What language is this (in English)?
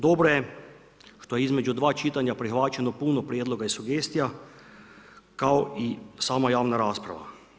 Croatian